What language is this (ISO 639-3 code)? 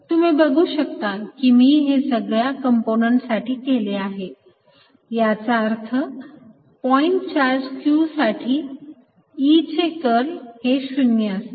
mar